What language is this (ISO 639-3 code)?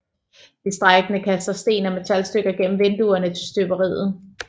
dan